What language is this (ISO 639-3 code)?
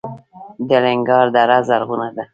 pus